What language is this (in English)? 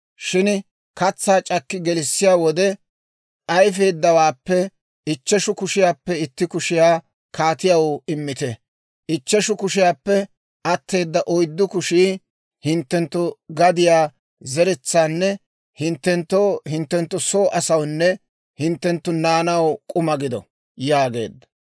Dawro